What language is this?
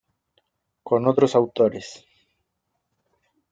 Spanish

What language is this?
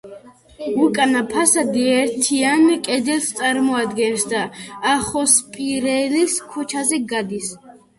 Georgian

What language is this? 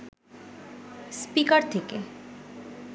Bangla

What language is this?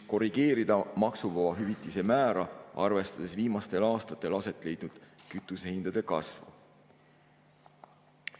Estonian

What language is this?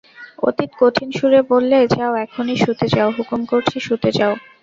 Bangla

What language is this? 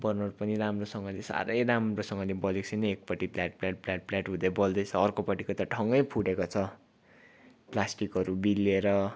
Nepali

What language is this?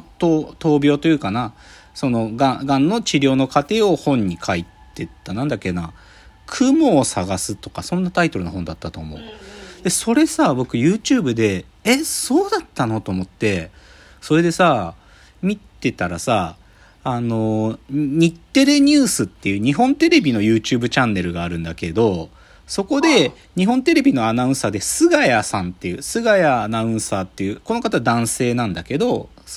Japanese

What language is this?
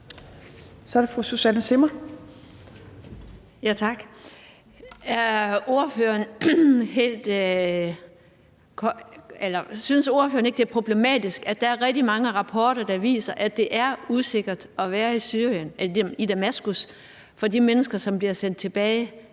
Danish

